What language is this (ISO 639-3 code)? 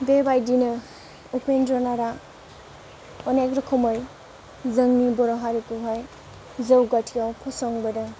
brx